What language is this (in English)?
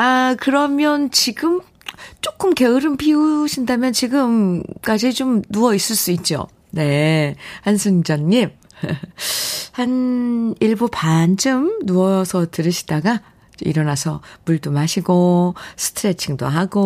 Korean